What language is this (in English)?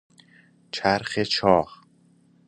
Persian